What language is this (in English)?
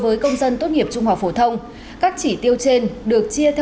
Vietnamese